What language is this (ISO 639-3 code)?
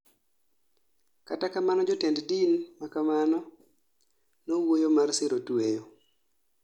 luo